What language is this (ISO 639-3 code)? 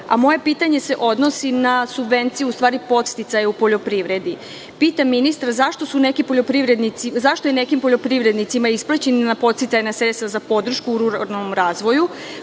srp